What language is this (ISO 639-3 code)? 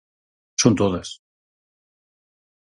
glg